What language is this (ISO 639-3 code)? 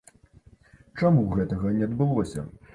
bel